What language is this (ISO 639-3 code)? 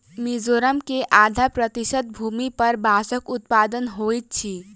mai